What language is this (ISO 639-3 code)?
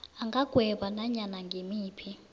nbl